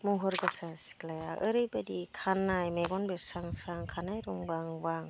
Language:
Bodo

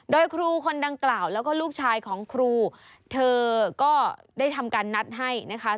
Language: Thai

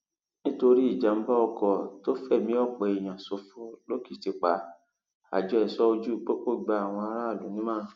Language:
Yoruba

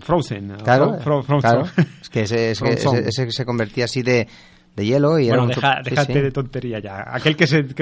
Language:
Spanish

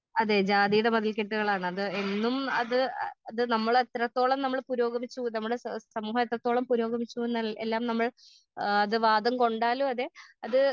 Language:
Malayalam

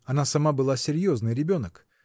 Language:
Russian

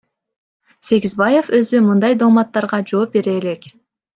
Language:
Kyrgyz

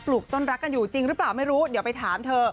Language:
Thai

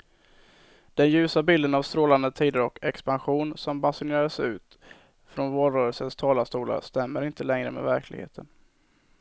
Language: Swedish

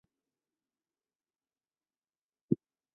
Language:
Chinese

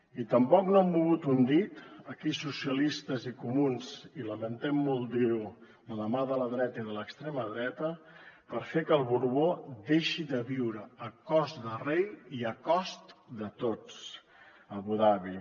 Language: Catalan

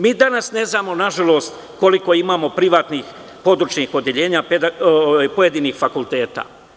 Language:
Serbian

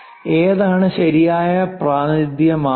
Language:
Malayalam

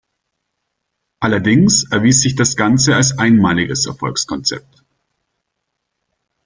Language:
German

